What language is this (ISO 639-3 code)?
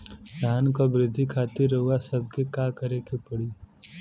bho